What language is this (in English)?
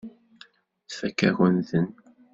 Kabyle